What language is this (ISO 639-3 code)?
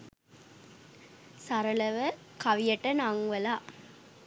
sin